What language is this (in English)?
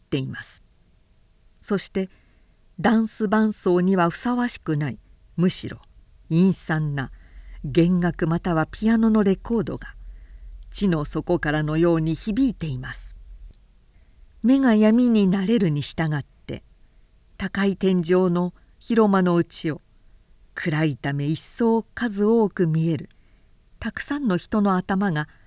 Japanese